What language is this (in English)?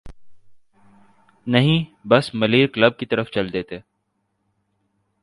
Urdu